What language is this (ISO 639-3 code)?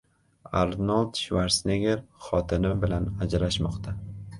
uzb